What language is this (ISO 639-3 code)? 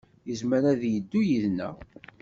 kab